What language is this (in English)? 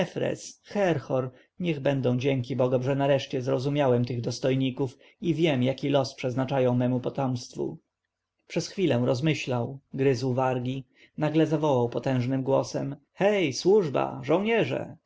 Polish